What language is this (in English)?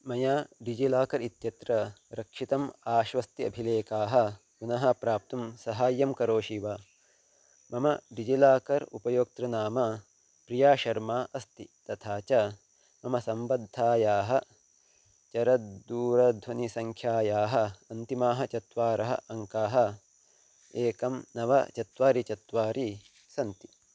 Sanskrit